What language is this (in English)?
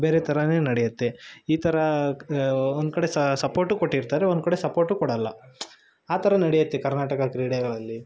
Kannada